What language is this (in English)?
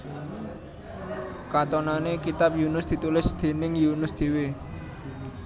Javanese